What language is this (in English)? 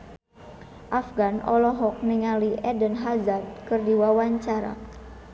Sundanese